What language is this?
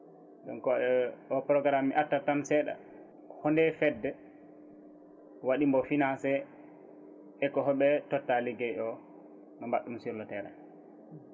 Fula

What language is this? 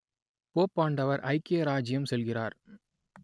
Tamil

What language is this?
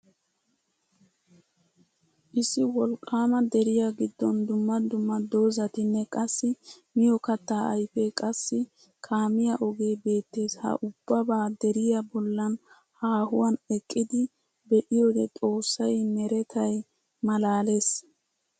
Wolaytta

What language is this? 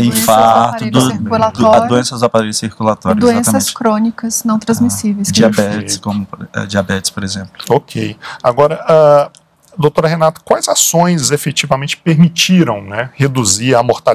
Portuguese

